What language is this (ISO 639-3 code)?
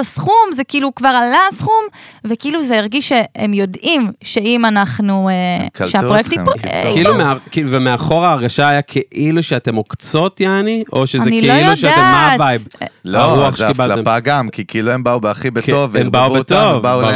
heb